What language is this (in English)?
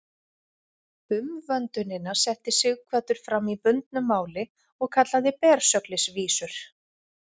Icelandic